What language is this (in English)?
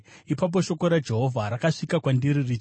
Shona